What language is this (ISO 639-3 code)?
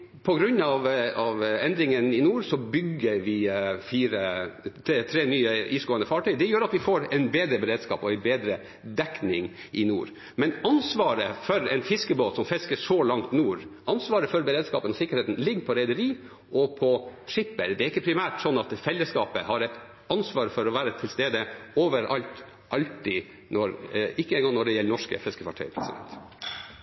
nob